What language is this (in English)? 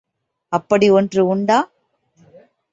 Tamil